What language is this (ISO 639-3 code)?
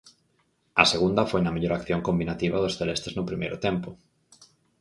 glg